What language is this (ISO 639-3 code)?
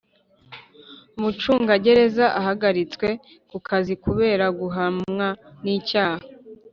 kin